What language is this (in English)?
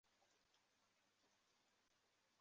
Chinese